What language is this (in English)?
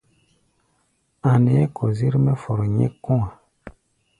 Gbaya